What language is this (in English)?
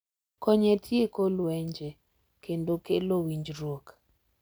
Luo (Kenya and Tanzania)